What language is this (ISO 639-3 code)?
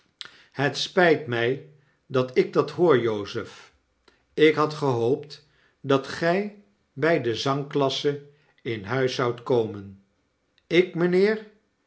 nld